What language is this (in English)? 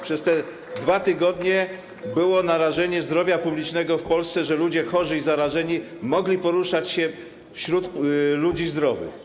Polish